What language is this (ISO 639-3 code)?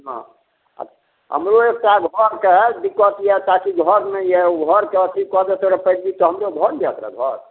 mai